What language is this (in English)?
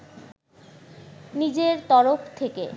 Bangla